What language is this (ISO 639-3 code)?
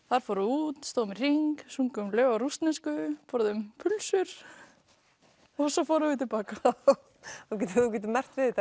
isl